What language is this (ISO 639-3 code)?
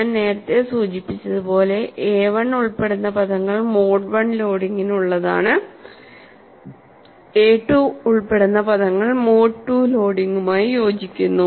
mal